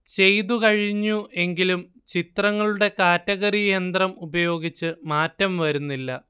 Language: Malayalam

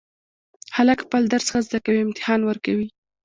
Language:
Pashto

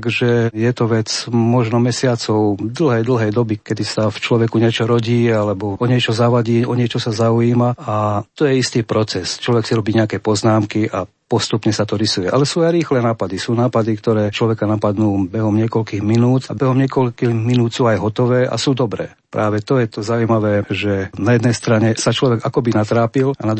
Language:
Slovak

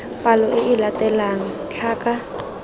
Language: Tswana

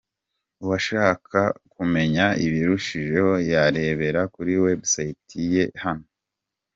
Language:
Kinyarwanda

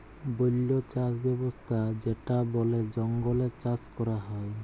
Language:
Bangla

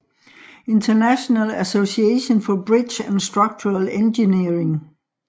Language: Danish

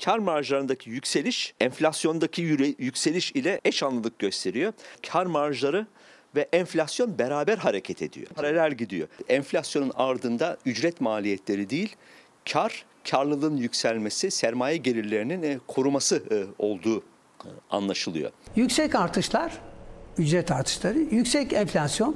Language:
Turkish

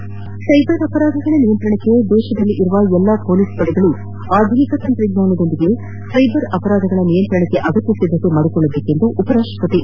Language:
Kannada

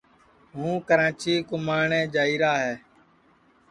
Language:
Sansi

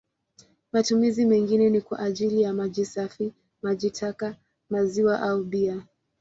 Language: Swahili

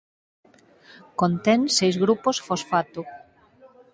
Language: Galician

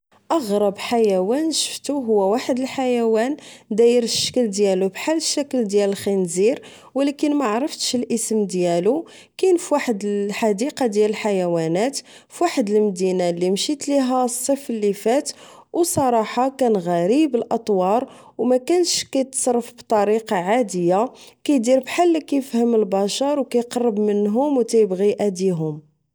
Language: Moroccan Arabic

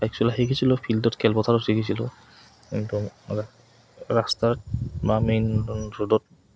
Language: Assamese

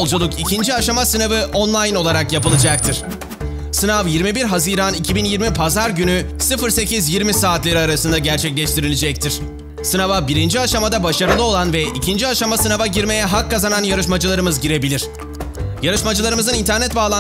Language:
Turkish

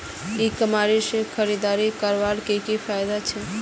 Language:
Magahi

